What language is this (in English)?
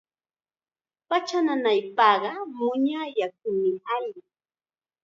Chiquián Ancash Quechua